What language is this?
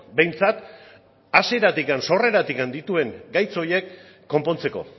Basque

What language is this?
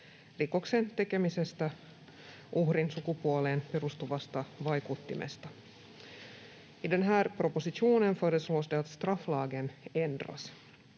Finnish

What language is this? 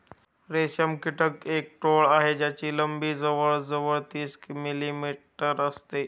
Marathi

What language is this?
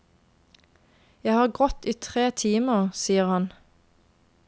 Norwegian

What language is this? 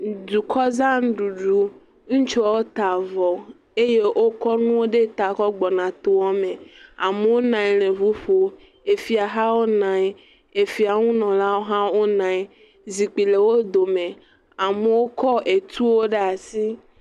Ewe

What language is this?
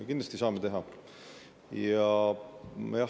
Estonian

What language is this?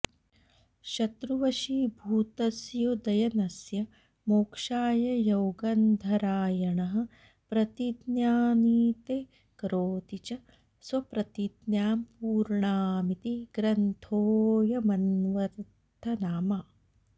Sanskrit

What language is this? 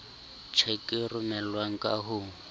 Southern Sotho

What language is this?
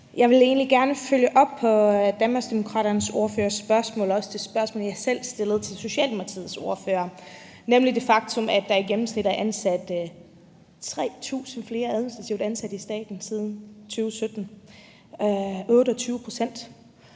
Danish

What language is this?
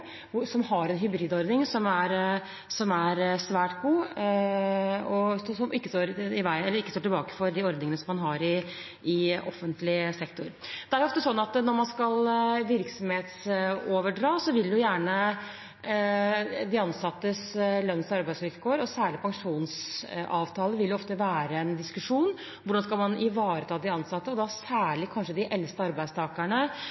Norwegian Bokmål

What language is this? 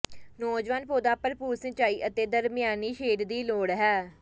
Punjabi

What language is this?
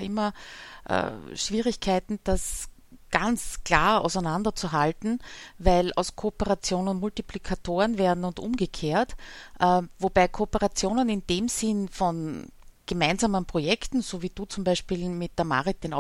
German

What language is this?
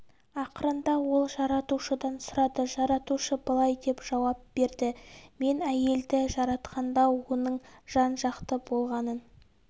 Kazakh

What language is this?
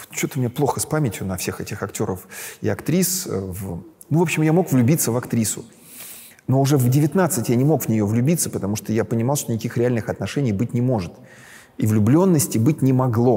Russian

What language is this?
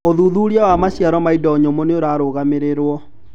Kikuyu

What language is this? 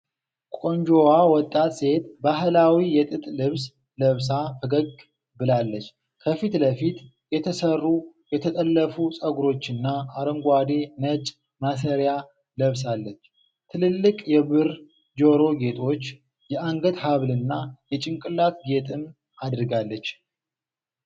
Amharic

